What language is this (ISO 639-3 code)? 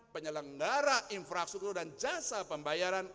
ind